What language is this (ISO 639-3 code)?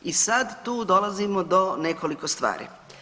hrv